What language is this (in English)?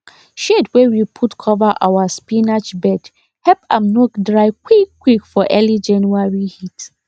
Nigerian Pidgin